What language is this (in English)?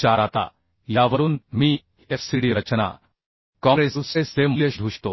Marathi